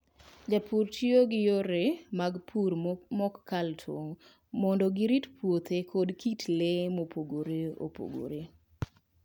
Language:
Luo (Kenya and Tanzania)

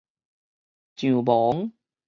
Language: Min Nan Chinese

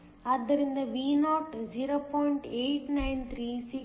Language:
Kannada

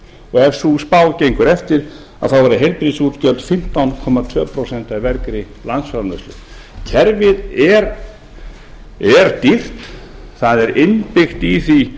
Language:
Icelandic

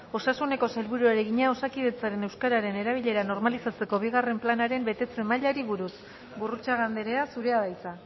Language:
Basque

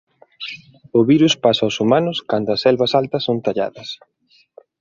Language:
Galician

